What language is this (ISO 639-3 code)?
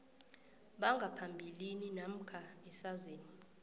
nbl